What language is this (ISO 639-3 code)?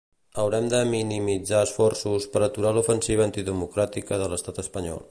cat